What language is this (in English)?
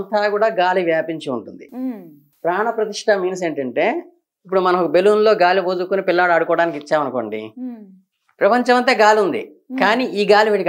Telugu